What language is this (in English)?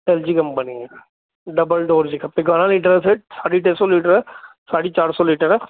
Sindhi